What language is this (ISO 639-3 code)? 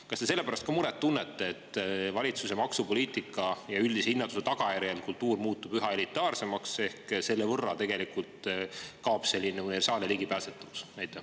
est